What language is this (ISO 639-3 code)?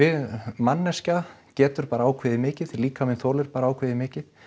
isl